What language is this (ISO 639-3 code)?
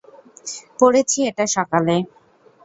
ben